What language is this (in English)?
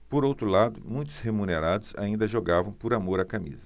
Portuguese